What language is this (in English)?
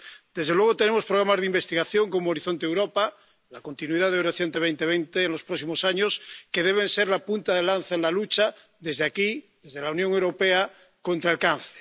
Spanish